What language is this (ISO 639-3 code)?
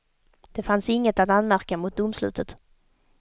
swe